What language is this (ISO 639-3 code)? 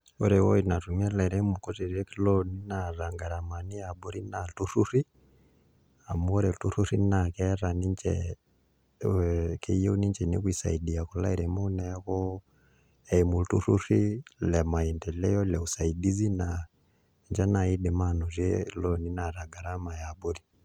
mas